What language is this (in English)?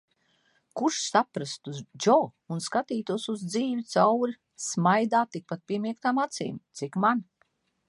Latvian